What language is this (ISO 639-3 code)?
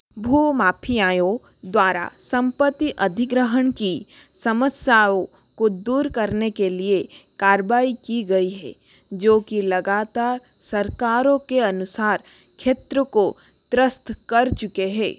hin